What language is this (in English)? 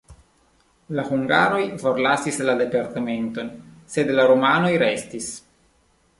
Esperanto